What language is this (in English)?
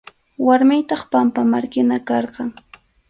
Arequipa-La Unión Quechua